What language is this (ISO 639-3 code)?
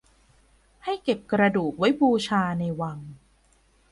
tha